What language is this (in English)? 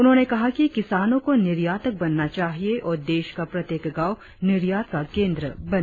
Hindi